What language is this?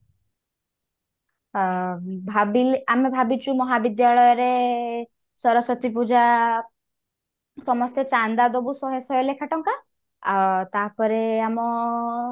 Odia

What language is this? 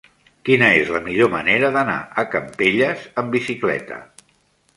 Catalan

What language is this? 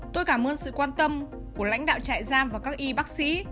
Vietnamese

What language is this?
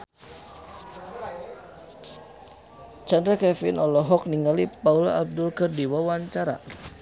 Sundanese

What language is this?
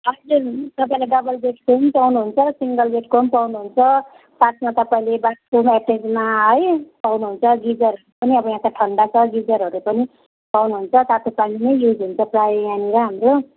Nepali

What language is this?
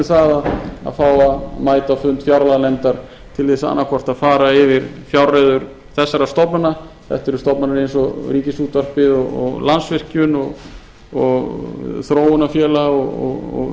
Icelandic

